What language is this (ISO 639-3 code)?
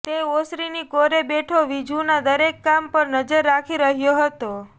guj